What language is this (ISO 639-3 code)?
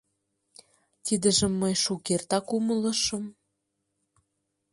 chm